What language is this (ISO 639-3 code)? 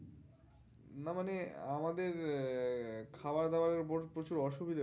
ben